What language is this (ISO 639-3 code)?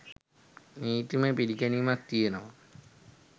sin